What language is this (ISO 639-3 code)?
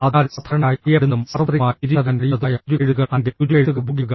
mal